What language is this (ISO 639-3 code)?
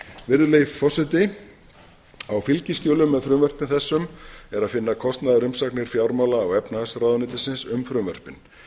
isl